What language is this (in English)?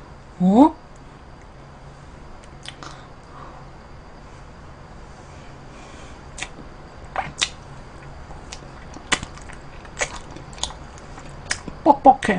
Korean